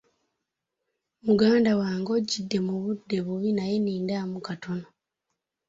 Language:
Ganda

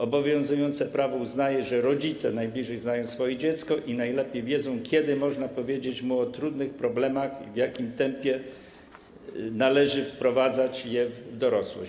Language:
Polish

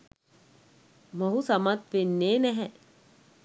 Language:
Sinhala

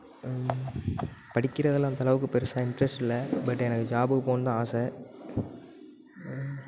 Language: Tamil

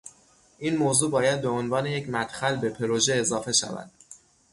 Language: Persian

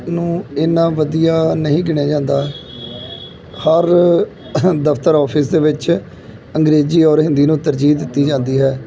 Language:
Punjabi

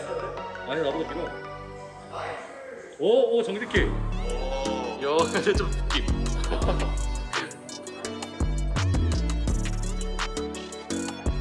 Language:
Korean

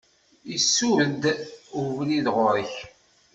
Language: Kabyle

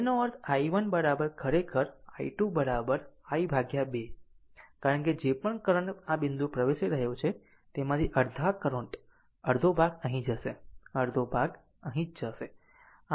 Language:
Gujarati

